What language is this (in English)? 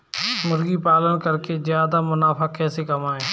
Hindi